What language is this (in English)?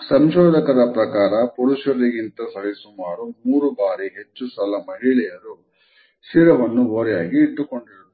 Kannada